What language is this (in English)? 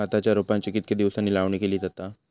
Marathi